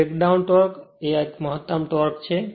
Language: Gujarati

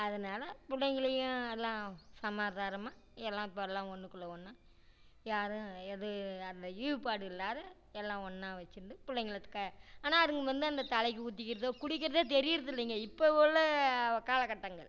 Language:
Tamil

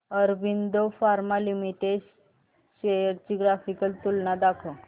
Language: Marathi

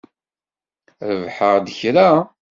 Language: Kabyle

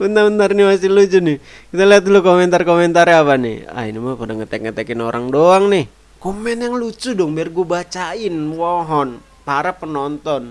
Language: Indonesian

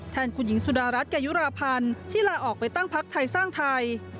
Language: Thai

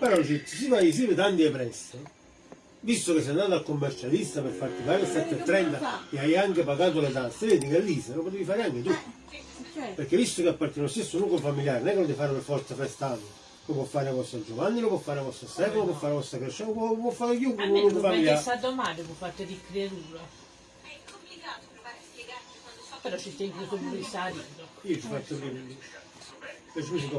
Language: Italian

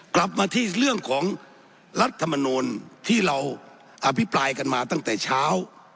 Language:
Thai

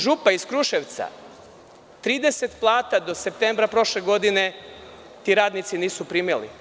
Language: Serbian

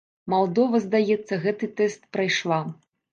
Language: Belarusian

